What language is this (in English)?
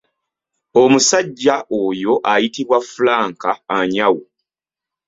Ganda